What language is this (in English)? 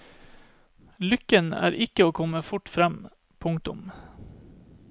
Norwegian